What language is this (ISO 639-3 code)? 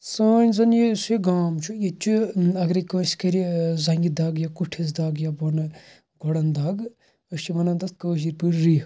kas